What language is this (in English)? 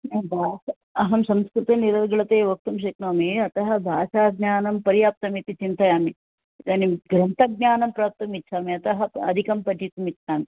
Sanskrit